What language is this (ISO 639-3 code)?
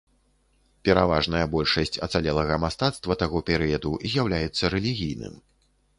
bel